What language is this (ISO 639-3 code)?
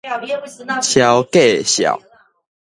nan